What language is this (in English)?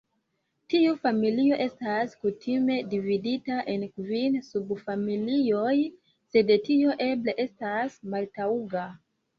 Esperanto